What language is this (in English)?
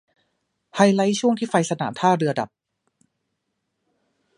Thai